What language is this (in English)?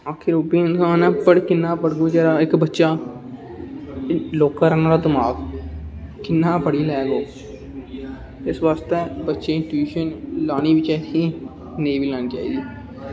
Dogri